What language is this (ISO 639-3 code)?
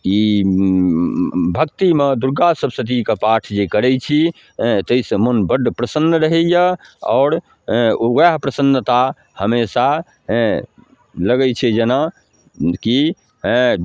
mai